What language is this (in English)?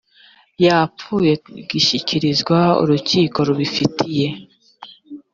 Kinyarwanda